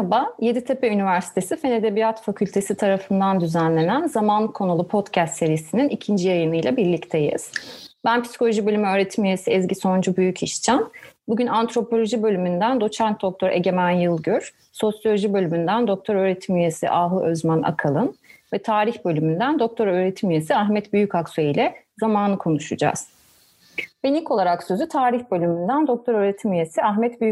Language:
Turkish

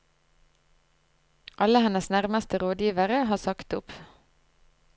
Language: Norwegian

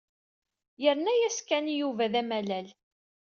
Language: Kabyle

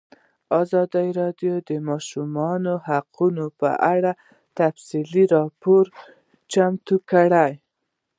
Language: Pashto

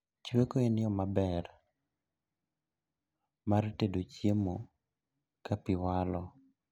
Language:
Luo (Kenya and Tanzania)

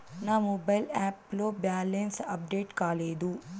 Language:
Telugu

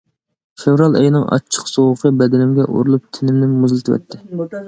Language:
Uyghur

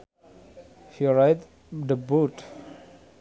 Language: Sundanese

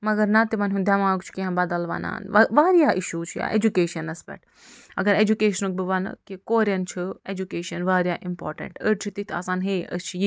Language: Kashmiri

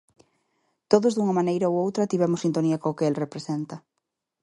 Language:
Galician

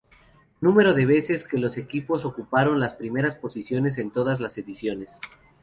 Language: Spanish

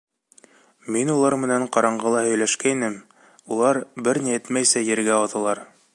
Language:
Bashkir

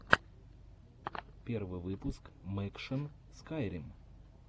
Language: Russian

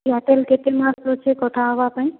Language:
Odia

